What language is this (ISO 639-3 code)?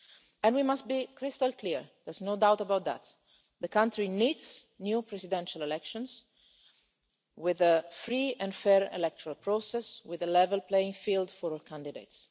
eng